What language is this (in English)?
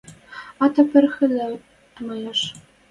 Western Mari